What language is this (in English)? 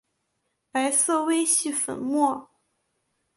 Chinese